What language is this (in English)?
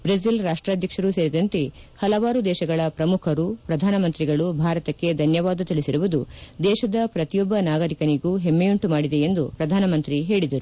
Kannada